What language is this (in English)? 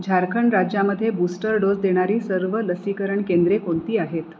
Marathi